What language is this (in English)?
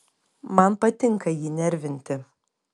Lithuanian